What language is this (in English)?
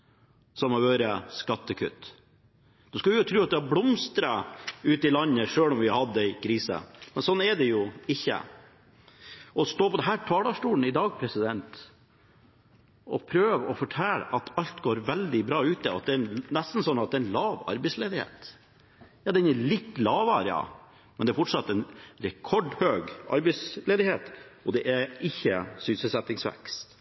Norwegian Bokmål